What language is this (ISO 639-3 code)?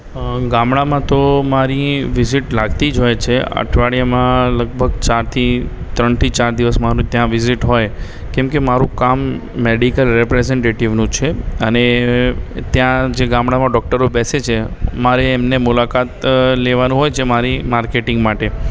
guj